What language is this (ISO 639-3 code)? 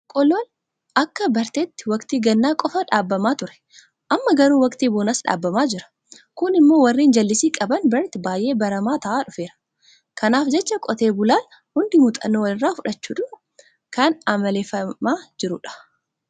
orm